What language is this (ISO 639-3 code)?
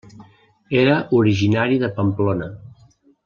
cat